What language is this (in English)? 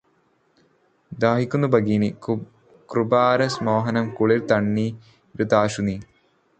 Malayalam